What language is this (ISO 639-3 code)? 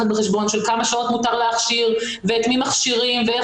heb